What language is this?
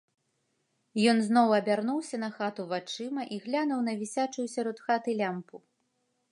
Belarusian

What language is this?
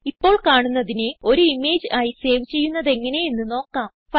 Malayalam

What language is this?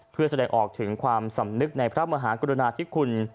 Thai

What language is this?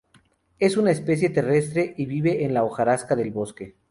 Spanish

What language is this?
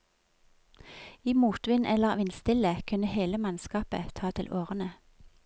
Norwegian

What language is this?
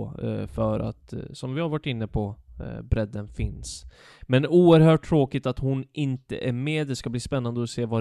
Swedish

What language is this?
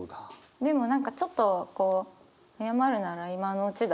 Japanese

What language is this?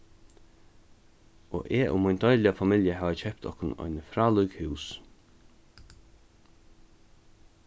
Faroese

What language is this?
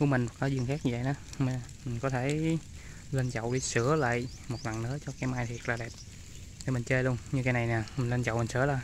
Vietnamese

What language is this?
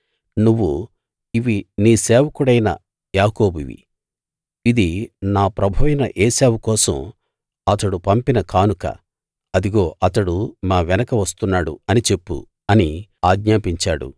Telugu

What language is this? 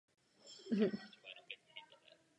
Czech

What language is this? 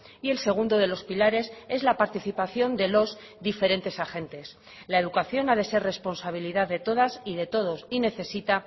Spanish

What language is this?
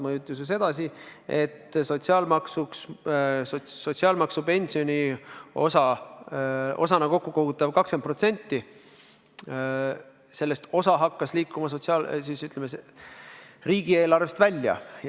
Estonian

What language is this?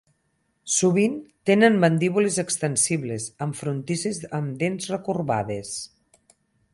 Catalan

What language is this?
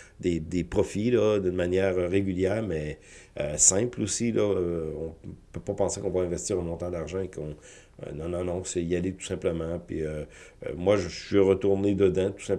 French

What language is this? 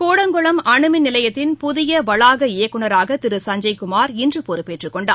Tamil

